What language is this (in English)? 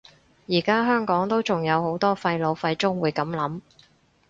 Cantonese